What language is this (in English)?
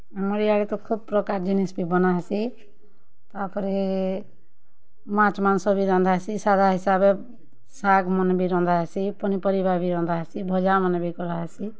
Odia